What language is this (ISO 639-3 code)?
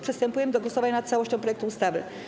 pol